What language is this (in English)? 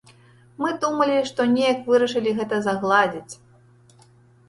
Belarusian